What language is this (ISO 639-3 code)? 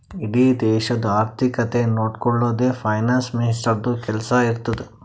kan